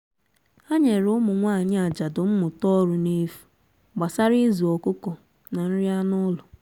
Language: Igbo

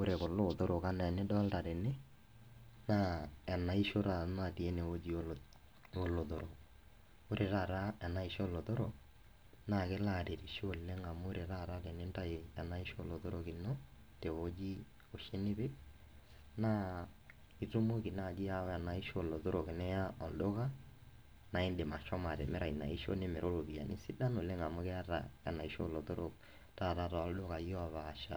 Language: Masai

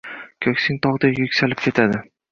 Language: Uzbek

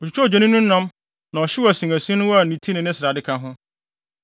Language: Akan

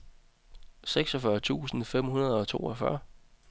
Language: Danish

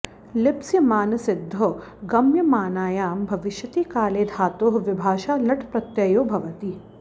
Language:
Sanskrit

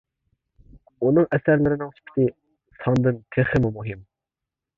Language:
Uyghur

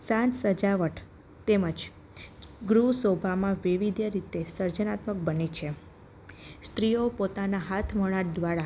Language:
Gujarati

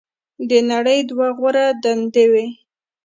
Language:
Pashto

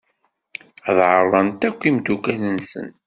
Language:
Kabyle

